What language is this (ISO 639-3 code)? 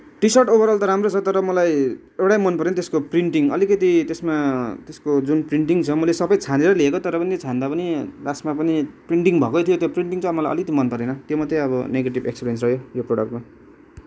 nep